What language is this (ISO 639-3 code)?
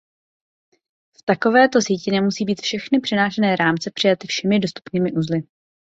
ces